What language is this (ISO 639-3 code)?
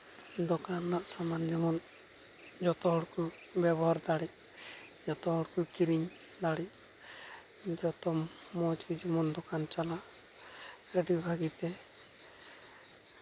sat